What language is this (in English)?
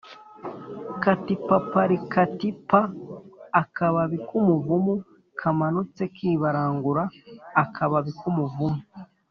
Kinyarwanda